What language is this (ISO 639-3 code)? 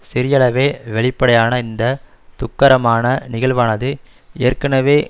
tam